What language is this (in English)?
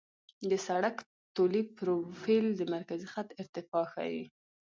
Pashto